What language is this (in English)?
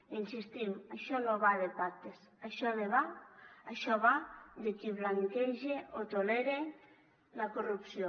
Catalan